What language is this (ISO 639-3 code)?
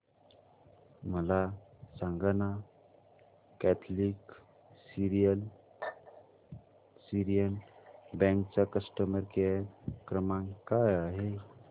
mar